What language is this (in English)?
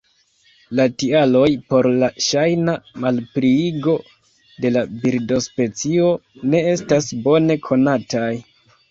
Esperanto